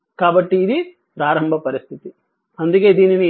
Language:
Telugu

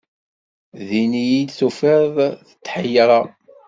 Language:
Kabyle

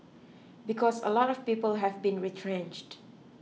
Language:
English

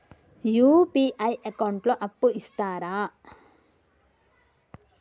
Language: Telugu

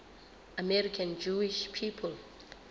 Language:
Southern Sotho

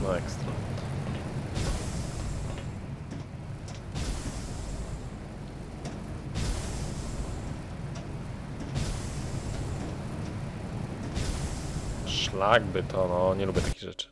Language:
Polish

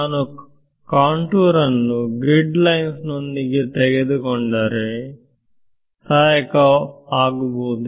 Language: Kannada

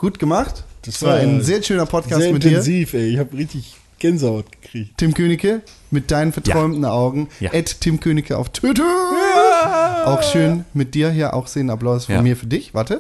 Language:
German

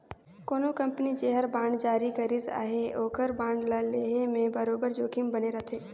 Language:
Chhattisgarhi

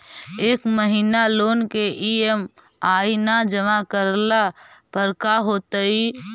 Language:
Magahi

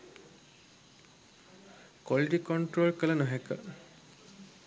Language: Sinhala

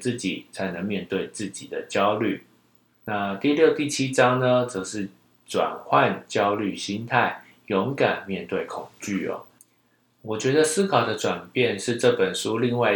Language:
Chinese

